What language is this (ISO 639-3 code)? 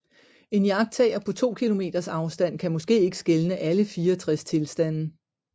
dan